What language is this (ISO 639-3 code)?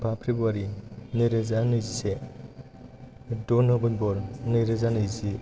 brx